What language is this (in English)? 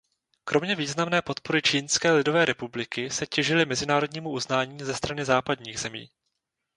Czech